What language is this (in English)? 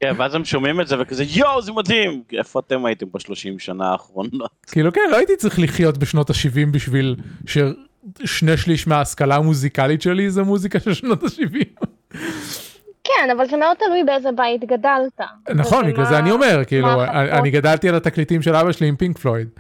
Hebrew